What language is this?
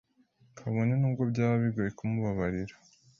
Kinyarwanda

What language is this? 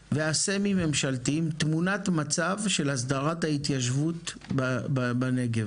Hebrew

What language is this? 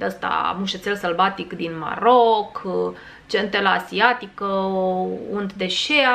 Romanian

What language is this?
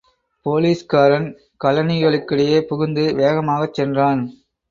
Tamil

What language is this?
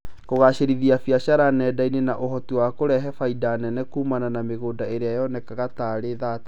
Kikuyu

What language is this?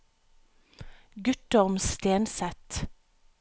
Norwegian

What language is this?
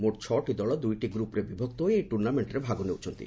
Odia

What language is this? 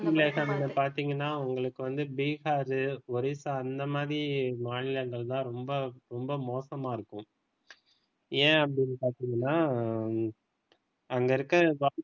Tamil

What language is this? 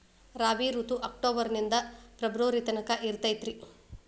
Kannada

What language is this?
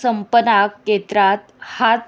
Konkani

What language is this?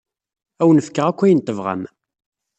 Kabyle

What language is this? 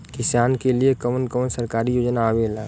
Bhojpuri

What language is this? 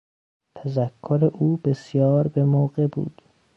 Persian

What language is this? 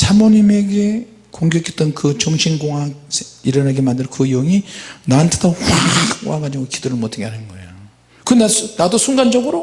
Korean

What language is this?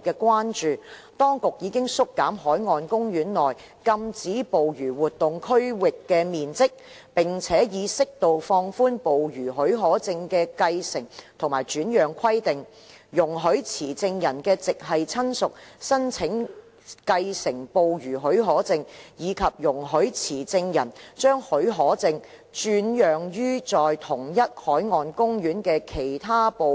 Cantonese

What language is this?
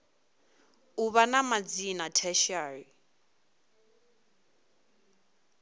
Venda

